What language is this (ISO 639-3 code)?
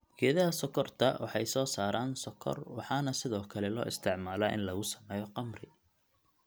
som